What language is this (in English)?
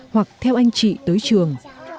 Vietnamese